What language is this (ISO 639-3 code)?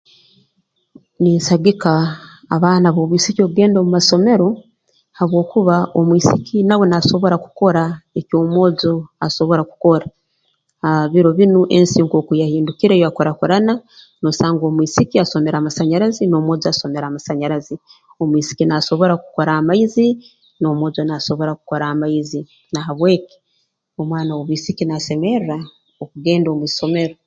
ttj